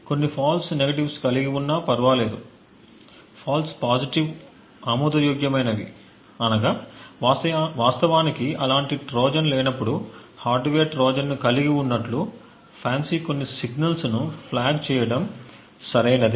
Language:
Telugu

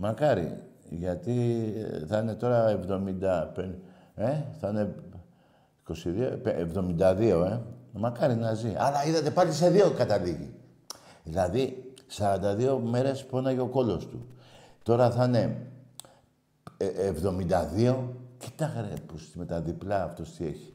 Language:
Greek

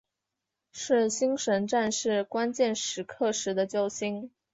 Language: Chinese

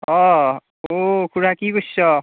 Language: Assamese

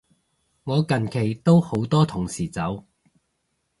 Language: Cantonese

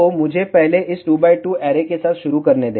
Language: Hindi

